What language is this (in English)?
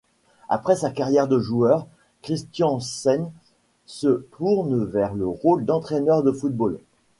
French